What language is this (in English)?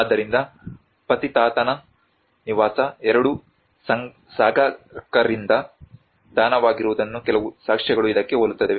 Kannada